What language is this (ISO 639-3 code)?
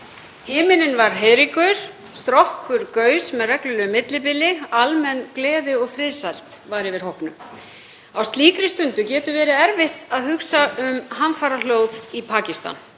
isl